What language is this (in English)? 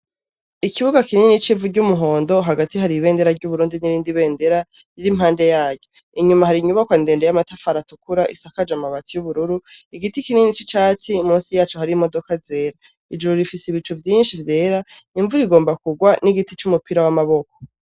Rundi